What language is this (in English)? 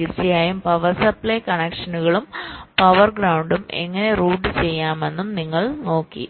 Malayalam